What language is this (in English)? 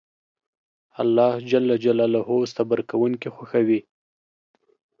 Pashto